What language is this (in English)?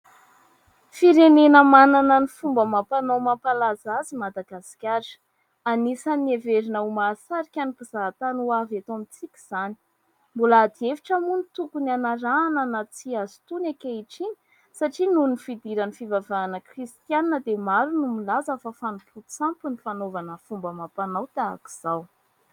Malagasy